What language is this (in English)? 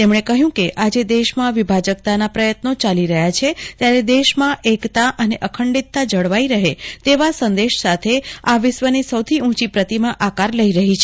Gujarati